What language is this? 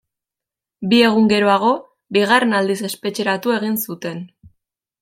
Basque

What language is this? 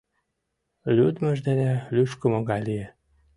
Mari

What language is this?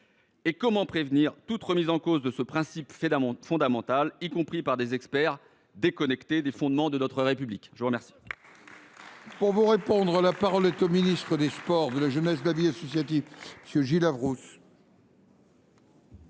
French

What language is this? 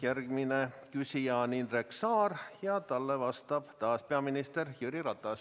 Estonian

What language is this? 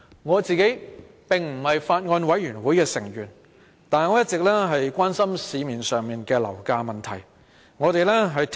Cantonese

